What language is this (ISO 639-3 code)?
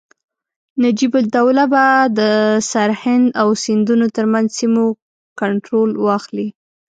pus